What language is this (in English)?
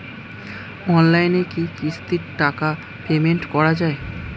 Bangla